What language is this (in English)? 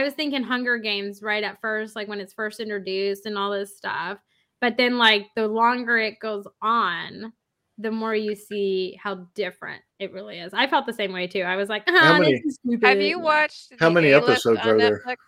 English